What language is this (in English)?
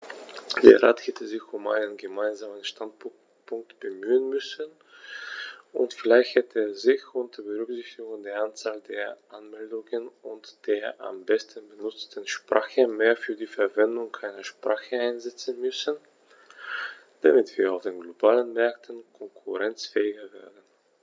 German